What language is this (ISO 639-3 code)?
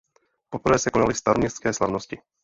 ces